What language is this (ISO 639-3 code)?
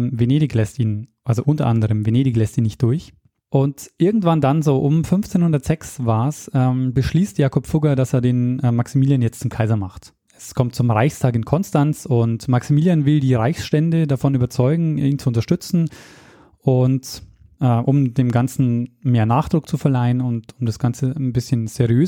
deu